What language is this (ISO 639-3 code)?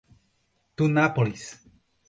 por